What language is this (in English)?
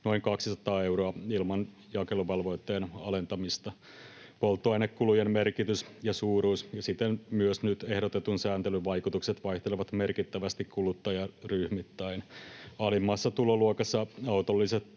Finnish